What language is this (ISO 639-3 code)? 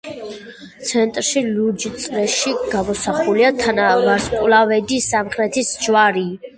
kat